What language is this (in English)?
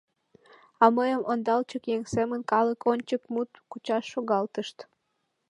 Mari